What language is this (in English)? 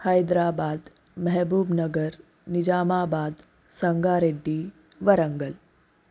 Telugu